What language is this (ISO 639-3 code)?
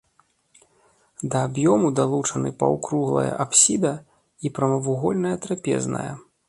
bel